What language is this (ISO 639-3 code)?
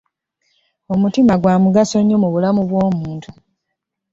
lug